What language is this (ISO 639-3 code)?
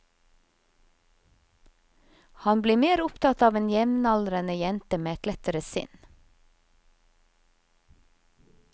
nor